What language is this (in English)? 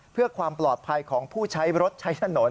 Thai